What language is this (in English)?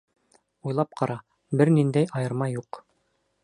Bashkir